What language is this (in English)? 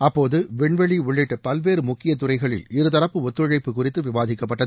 Tamil